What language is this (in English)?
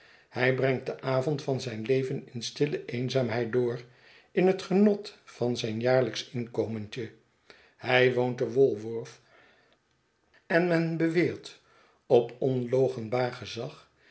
Dutch